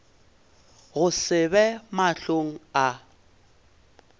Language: Northern Sotho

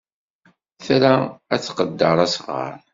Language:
Kabyle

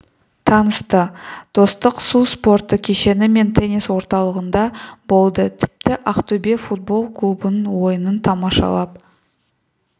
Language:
Kazakh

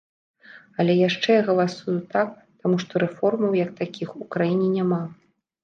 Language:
Belarusian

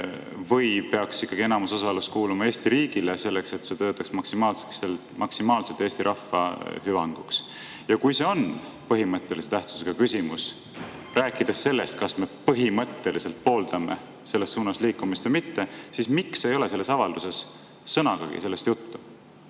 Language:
Estonian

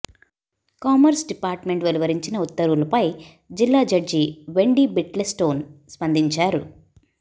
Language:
Telugu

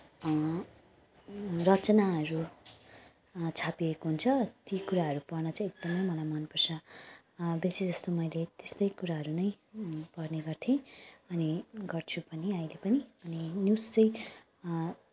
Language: Nepali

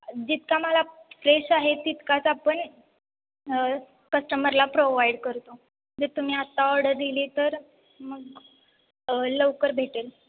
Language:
Marathi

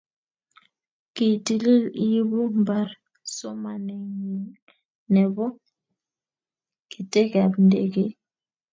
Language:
Kalenjin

